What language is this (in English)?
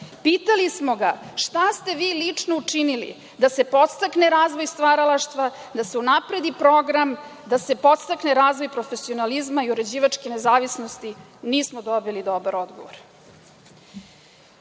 Serbian